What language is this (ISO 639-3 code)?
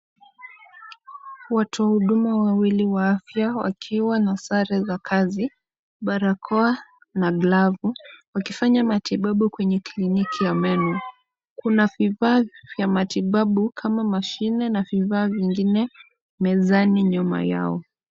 swa